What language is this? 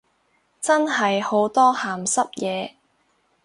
Cantonese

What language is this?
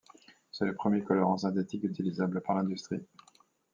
French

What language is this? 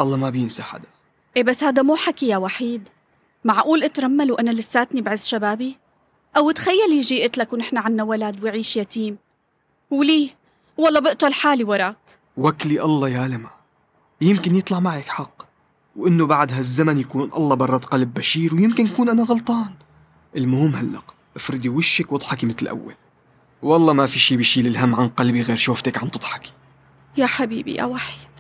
Arabic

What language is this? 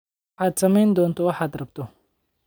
Somali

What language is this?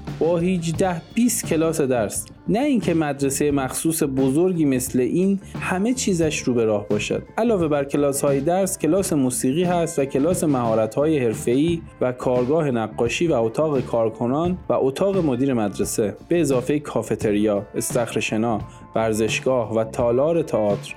Persian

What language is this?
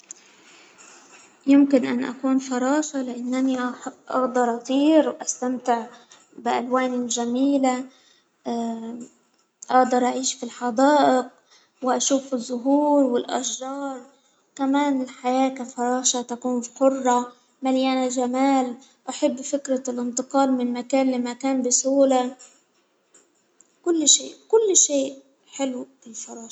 Hijazi Arabic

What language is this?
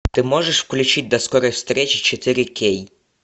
Russian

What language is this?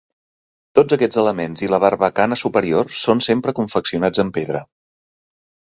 Catalan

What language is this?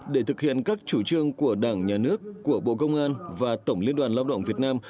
Vietnamese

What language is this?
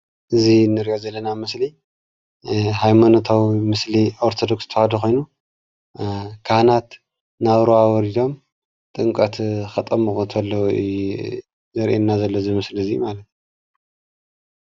Tigrinya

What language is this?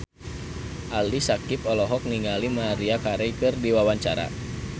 Sundanese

